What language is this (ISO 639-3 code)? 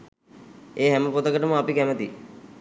sin